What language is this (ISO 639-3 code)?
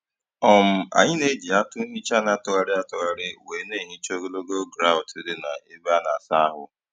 ibo